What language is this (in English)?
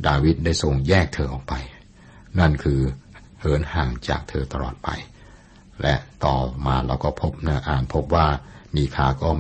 Thai